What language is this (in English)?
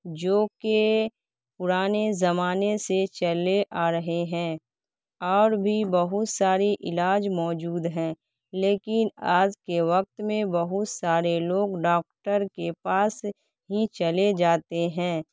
Urdu